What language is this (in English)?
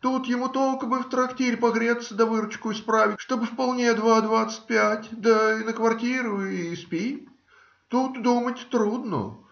Russian